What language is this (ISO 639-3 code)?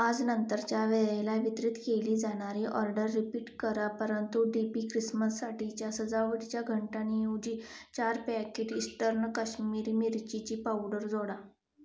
mar